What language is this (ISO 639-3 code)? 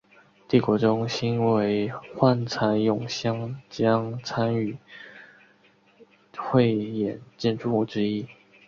zho